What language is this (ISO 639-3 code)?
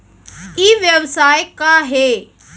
hne